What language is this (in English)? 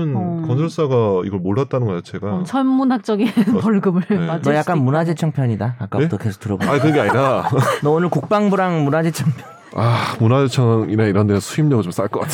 Korean